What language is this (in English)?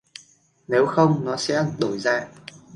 Vietnamese